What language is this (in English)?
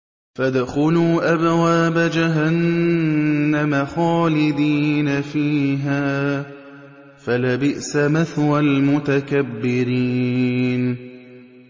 Arabic